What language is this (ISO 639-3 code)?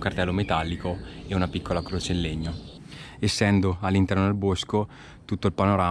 ita